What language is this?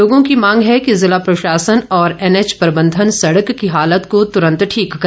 Hindi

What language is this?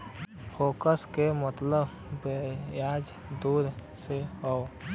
Bhojpuri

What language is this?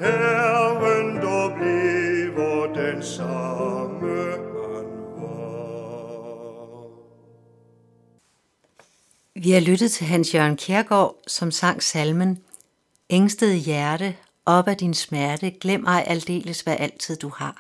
Danish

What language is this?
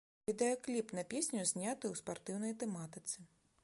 Belarusian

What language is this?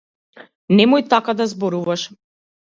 Macedonian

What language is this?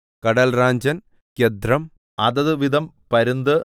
Malayalam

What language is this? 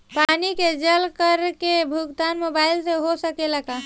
Bhojpuri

